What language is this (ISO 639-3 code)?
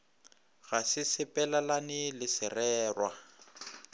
nso